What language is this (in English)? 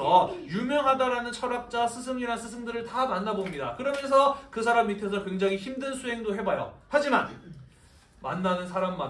Korean